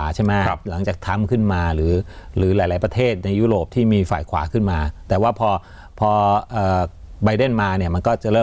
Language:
Thai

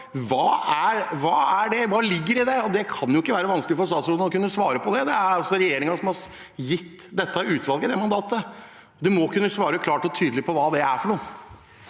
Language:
Norwegian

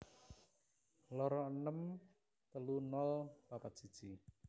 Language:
Javanese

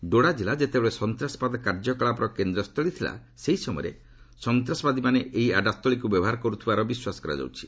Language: Odia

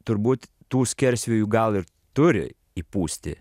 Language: Lithuanian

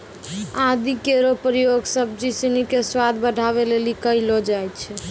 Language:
Maithili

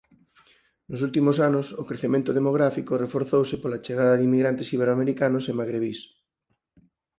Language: Galician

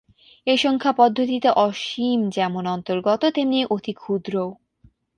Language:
Bangla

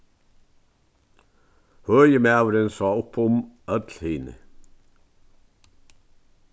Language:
Faroese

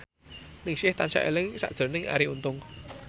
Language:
Javanese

